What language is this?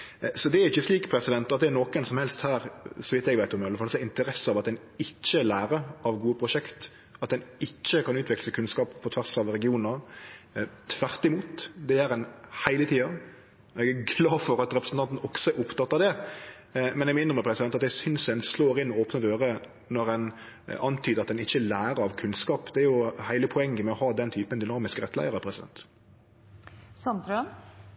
Norwegian Nynorsk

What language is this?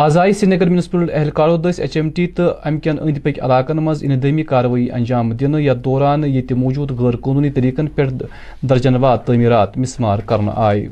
Urdu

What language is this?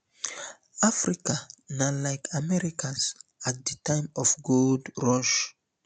Nigerian Pidgin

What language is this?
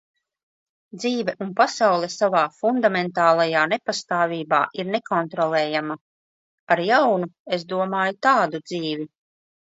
Latvian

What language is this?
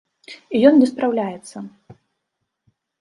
Belarusian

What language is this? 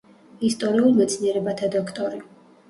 Georgian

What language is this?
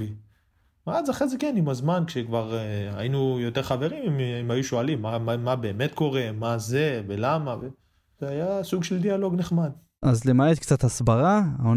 Hebrew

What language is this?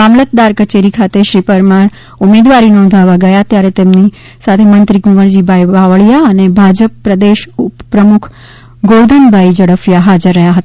Gujarati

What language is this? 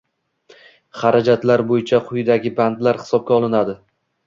Uzbek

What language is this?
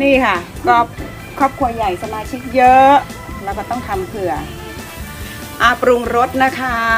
Thai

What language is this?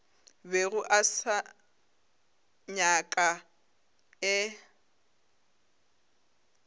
Northern Sotho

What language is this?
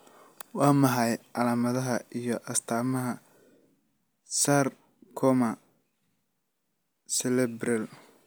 Somali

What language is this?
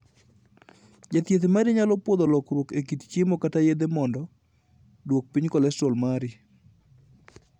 Luo (Kenya and Tanzania)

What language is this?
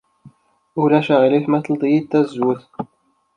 Kabyle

